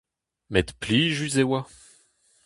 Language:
Breton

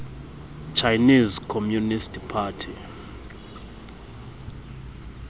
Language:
Xhosa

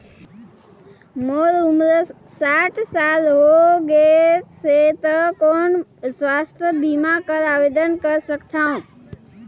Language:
Chhattisgarhi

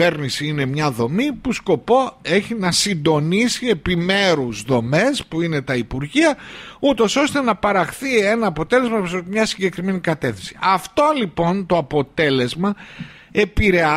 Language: Greek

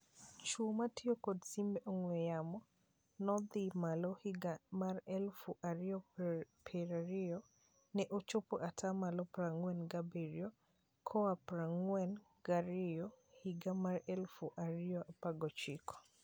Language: Luo (Kenya and Tanzania)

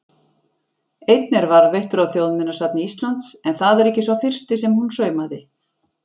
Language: Icelandic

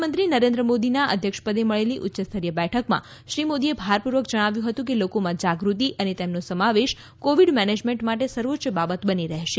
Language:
Gujarati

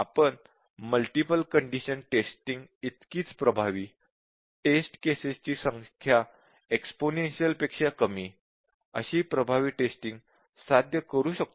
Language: Marathi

